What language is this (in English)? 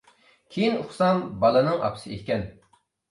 Uyghur